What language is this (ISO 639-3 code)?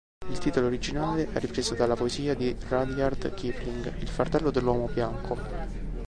ita